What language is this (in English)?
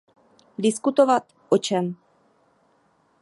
Czech